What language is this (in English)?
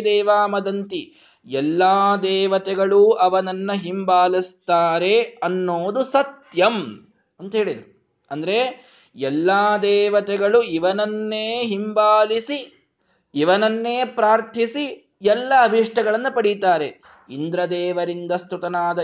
Kannada